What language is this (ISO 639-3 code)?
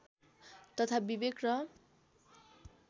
nep